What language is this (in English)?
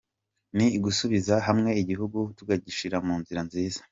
Kinyarwanda